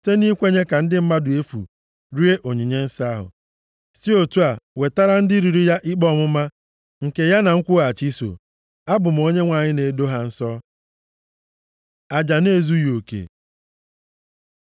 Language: Igbo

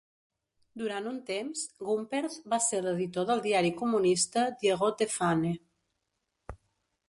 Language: Catalan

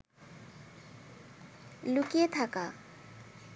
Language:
Bangla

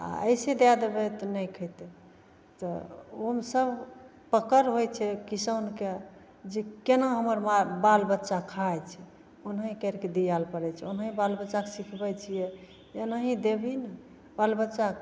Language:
Maithili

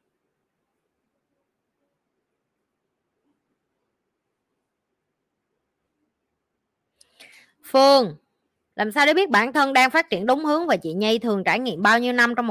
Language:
Vietnamese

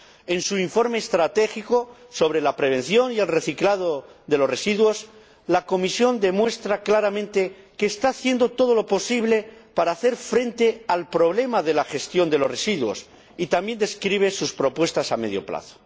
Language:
Spanish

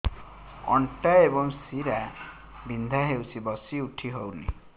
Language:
Odia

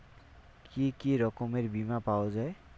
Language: Bangla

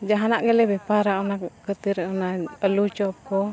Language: Santali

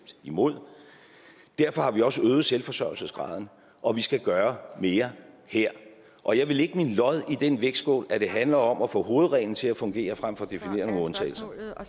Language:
Danish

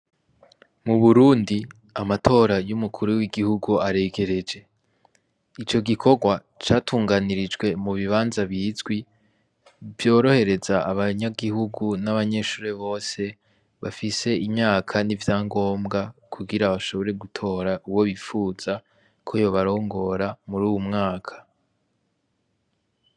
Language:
Rundi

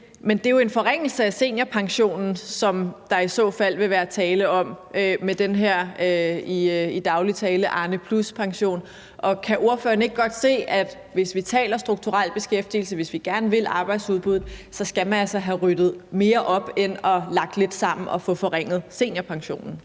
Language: Danish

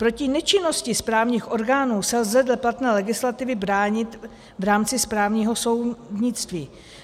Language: Czech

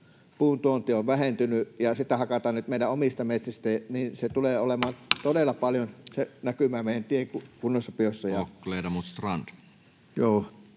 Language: Finnish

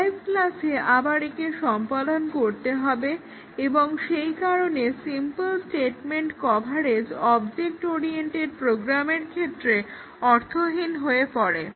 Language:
Bangla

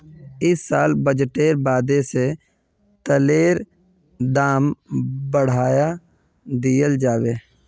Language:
Magahi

